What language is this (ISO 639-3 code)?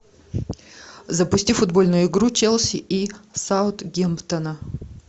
rus